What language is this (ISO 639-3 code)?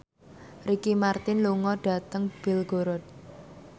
jav